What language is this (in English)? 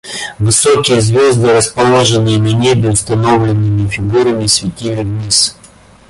Russian